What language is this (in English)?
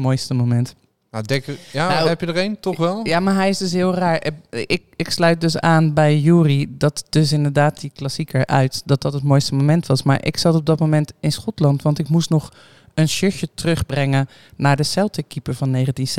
Dutch